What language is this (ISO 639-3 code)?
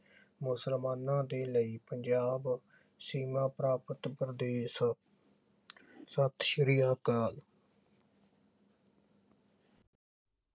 pan